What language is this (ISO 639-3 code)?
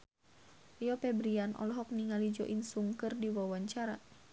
sun